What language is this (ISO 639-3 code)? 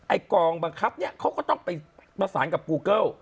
tha